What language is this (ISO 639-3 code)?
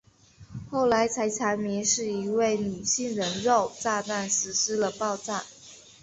zho